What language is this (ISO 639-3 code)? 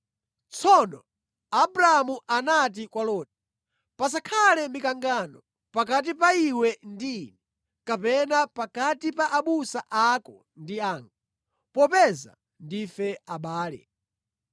nya